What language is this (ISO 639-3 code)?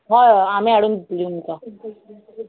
kok